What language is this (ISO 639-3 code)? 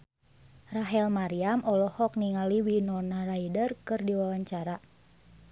sun